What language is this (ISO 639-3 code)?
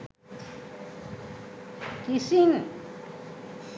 sin